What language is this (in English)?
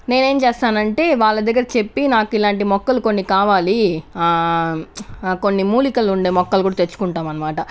Telugu